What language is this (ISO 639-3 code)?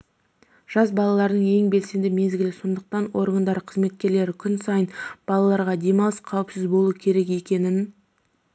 kaz